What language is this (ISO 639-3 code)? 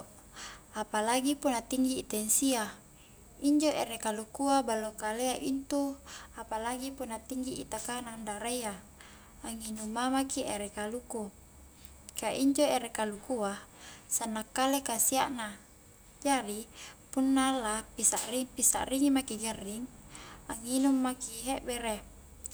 kjk